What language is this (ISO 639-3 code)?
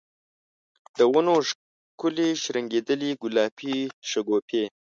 pus